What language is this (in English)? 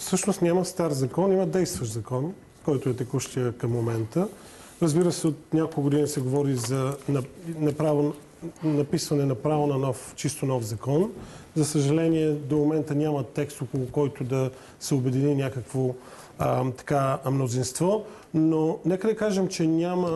Bulgarian